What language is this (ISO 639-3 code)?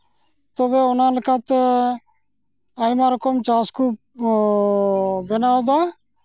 sat